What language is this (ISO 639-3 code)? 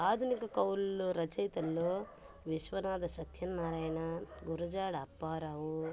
tel